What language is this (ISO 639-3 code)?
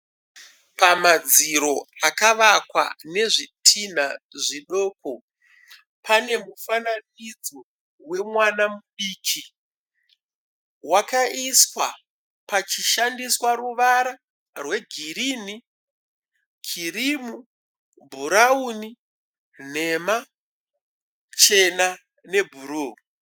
sna